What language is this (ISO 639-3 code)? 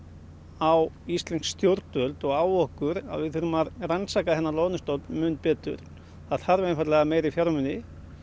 isl